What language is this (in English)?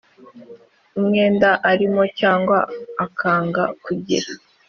Kinyarwanda